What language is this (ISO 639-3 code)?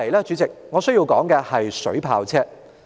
yue